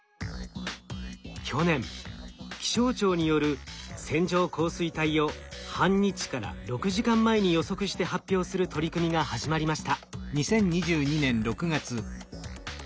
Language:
Japanese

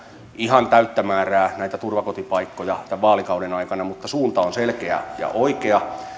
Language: Finnish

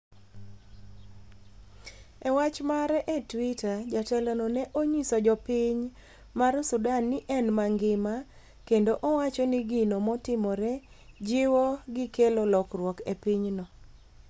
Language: Luo (Kenya and Tanzania)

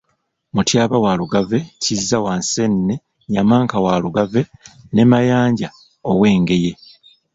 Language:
Ganda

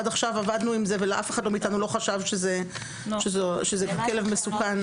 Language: Hebrew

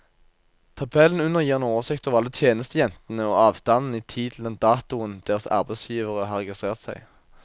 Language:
Norwegian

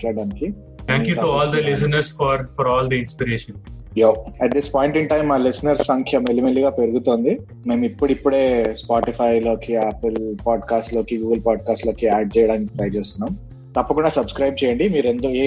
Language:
Telugu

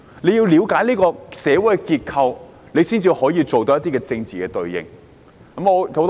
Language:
Cantonese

